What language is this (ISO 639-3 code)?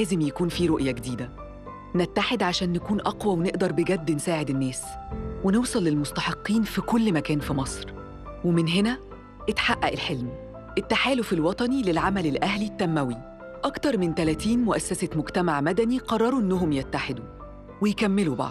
ara